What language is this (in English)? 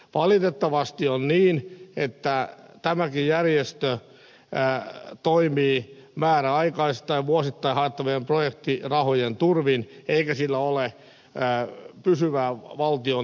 Finnish